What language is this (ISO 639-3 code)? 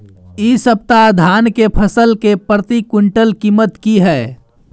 mai